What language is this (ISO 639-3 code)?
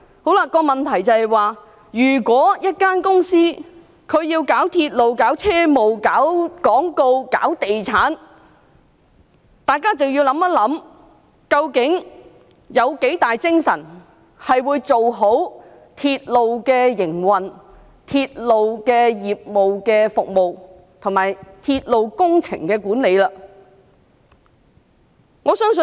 yue